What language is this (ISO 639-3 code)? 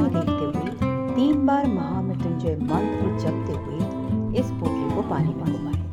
hin